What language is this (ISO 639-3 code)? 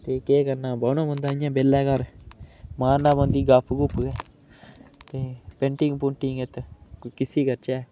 doi